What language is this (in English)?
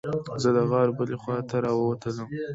Pashto